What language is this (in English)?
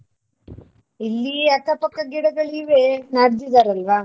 Kannada